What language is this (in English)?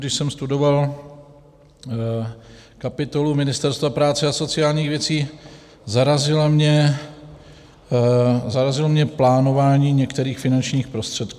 Czech